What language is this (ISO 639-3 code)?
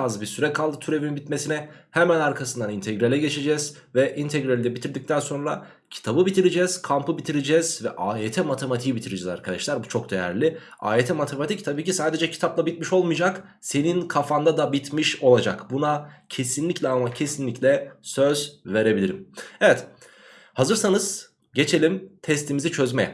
tur